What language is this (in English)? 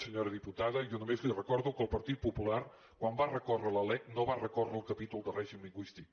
Catalan